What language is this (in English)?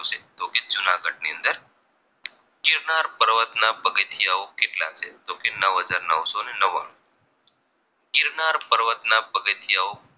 Gujarati